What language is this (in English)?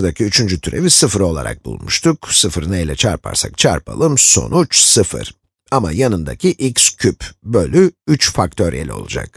Turkish